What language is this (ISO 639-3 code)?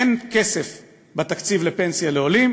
heb